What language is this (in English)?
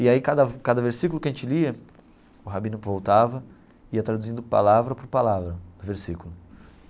Portuguese